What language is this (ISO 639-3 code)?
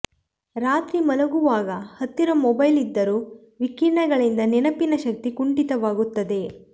kan